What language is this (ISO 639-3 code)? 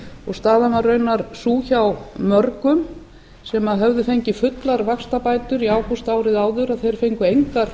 isl